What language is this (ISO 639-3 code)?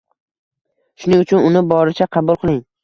uzb